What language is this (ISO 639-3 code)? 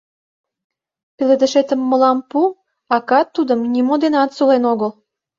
chm